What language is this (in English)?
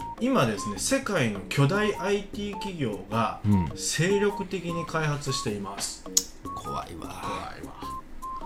Japanese